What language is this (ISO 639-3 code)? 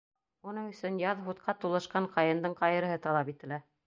bak